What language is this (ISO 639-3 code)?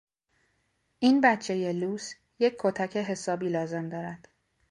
fas